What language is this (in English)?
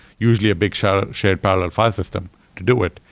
English